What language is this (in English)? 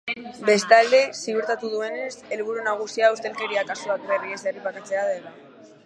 Basque